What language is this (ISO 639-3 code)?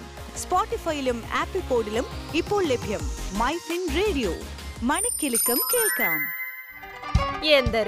mal